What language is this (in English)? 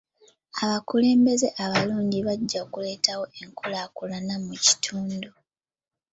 Ganda